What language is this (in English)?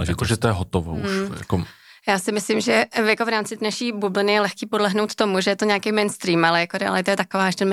Czech